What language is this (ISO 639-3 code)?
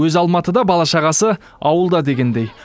kaz